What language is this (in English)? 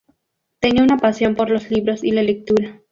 Spanish